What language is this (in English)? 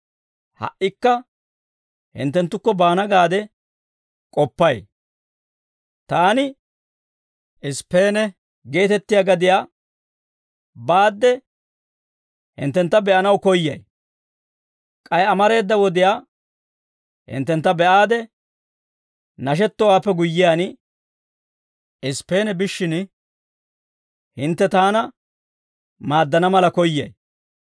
Dawro